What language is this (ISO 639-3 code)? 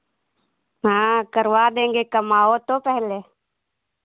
hin